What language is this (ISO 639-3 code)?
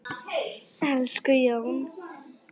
isl